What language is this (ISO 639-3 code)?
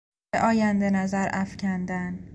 fas